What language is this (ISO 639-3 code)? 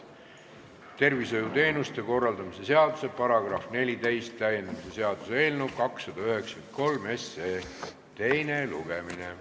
est